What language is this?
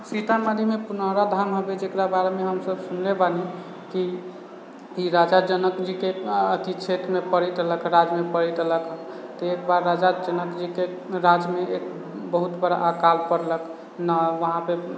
Maithili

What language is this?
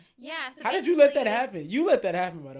English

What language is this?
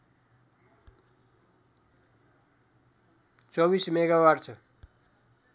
Nepali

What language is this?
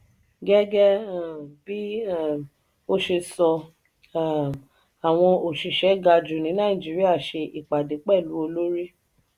Yoruba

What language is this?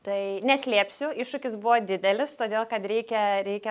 Lithuanian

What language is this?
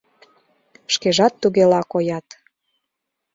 Mari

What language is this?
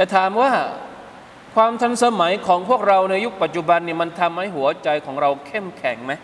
Thai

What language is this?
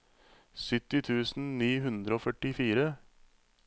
Norwegian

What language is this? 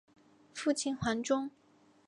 Chinese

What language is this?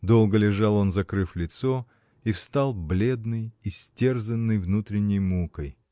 Russian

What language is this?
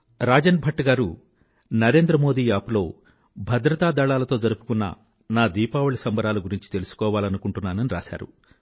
Telugu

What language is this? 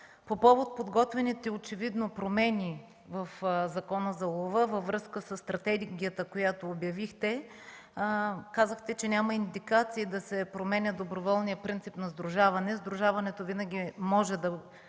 Bulgarian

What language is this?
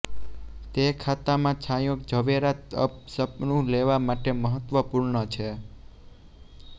Gujarati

